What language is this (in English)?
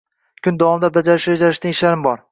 Uzbek